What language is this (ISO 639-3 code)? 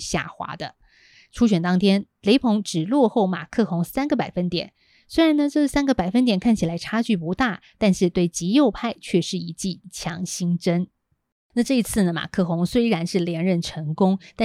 zho